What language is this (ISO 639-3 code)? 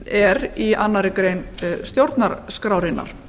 isl